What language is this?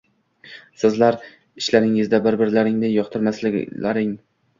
Uzbek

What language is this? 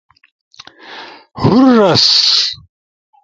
Ushojo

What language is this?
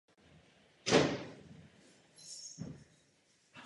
Czech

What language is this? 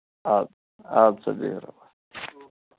Kashmiri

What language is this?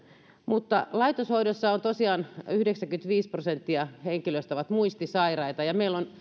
Finnish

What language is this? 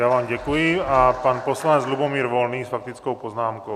Czech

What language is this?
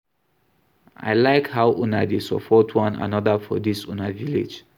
Nigerian Pidgin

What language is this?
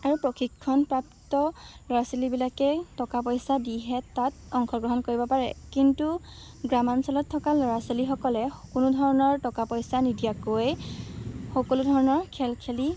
Assamese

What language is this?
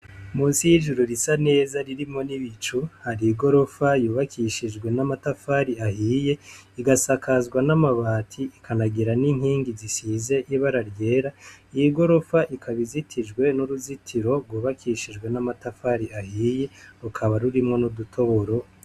Rundi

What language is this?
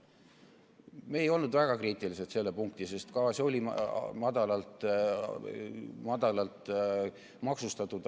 Estonian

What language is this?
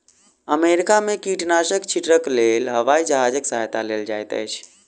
Maithili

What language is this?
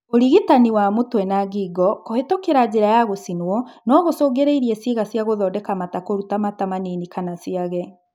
Kikuyu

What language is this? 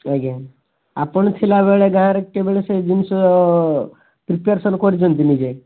Odia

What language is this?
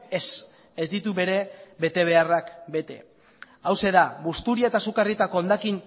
Basque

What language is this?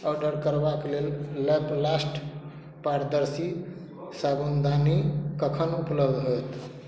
Maithili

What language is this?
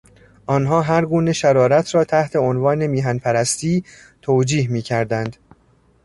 Persian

